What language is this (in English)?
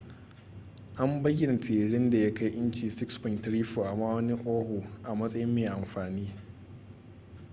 Hausa